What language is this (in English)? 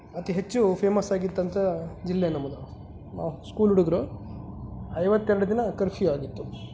Kannada